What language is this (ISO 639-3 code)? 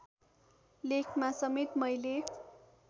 nep